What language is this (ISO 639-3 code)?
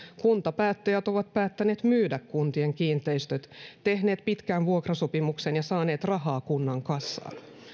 fin